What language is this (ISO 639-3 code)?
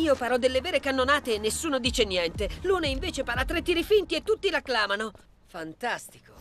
ita